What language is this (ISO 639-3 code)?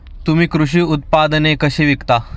mar